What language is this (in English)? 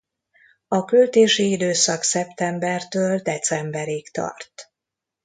Hungarian